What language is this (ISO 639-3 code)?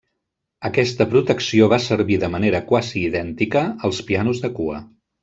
cat